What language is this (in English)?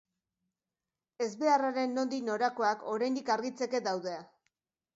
Basque